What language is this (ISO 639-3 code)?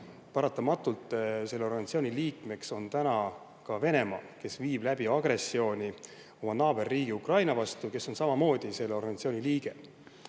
est